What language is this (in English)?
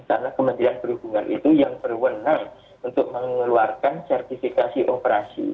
Indonesian